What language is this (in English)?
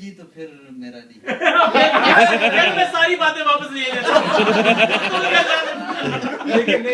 English